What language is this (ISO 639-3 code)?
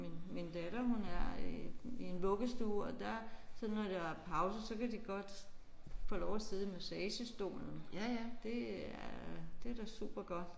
dan